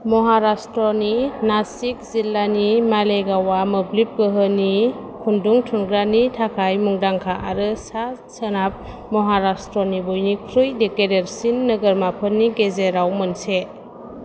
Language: Bodo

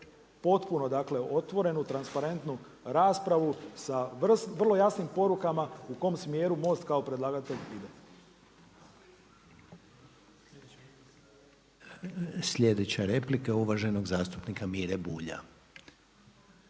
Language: Croatian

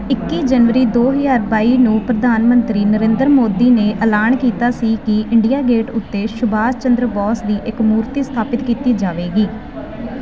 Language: Punjabi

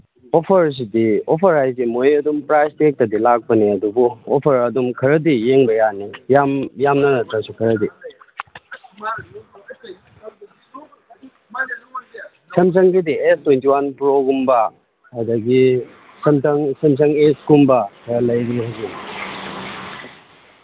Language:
Manipuri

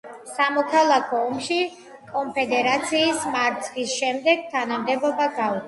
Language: Georgian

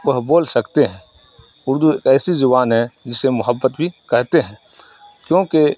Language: Urdu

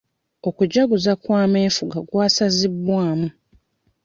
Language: Ganda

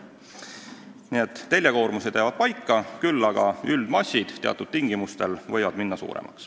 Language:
Estonian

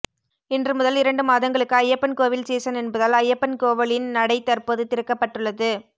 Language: Tamil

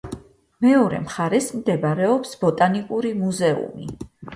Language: Georgian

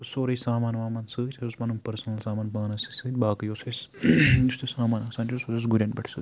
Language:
Kashmiri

